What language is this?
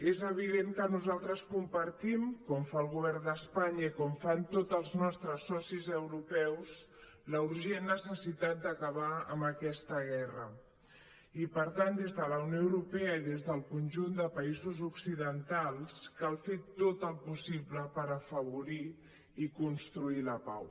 Catalan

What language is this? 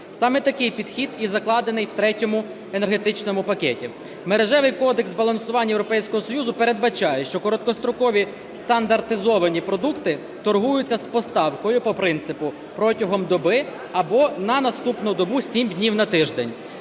Ukrainian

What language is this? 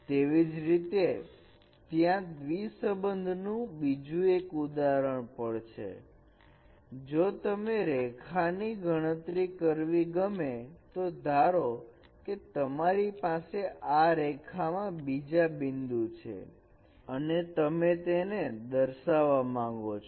Gujarati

